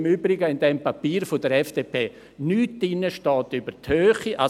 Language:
Swiss German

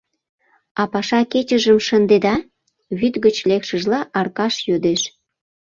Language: Mari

